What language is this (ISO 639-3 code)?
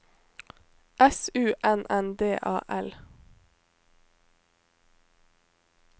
nor